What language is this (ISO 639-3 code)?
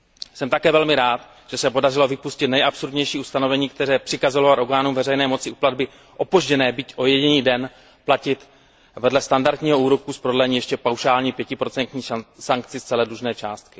ces